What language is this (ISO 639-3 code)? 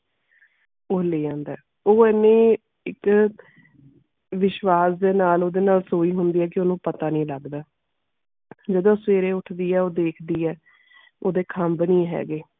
pan